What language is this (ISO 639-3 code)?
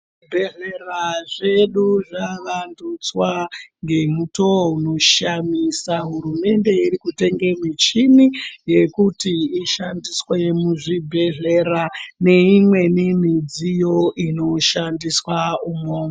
ndc